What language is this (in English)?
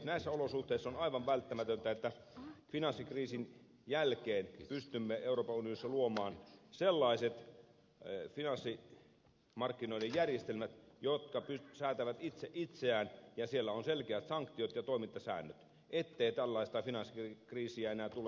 Finnish